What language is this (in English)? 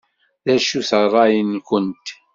Kabyle